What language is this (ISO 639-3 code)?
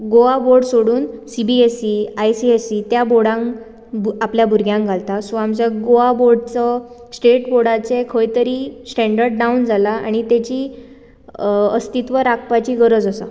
kok